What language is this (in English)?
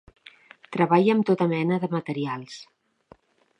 Catalan